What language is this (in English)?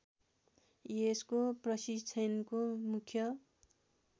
Nepali